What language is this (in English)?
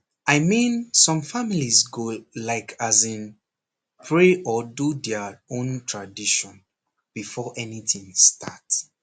Nigerian Pidgin